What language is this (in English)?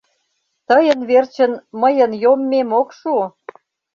Mari